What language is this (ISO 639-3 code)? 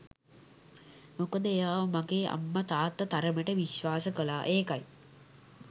sin